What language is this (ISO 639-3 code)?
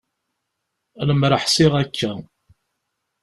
kab